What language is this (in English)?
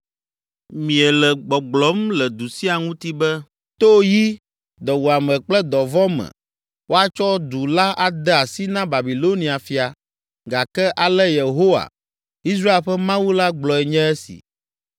Ewe